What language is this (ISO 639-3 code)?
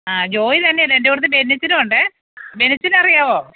mal